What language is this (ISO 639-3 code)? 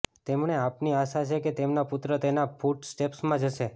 guj